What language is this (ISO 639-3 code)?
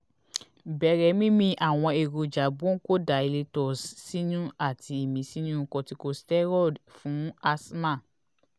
yor